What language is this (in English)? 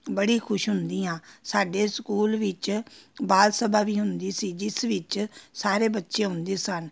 Punjabi